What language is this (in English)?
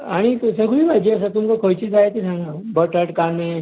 Konkani